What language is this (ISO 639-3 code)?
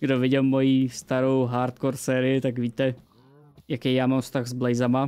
ces